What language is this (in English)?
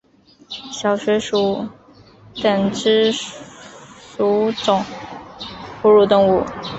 Chinese